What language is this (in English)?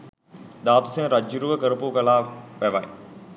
Sinhala